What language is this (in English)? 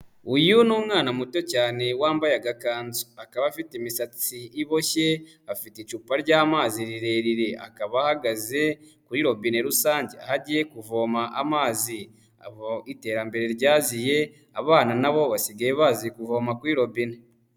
Kinyarwanda